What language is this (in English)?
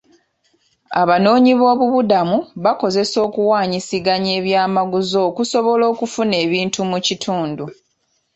Ganda